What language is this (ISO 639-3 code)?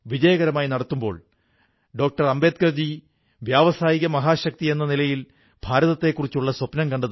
mal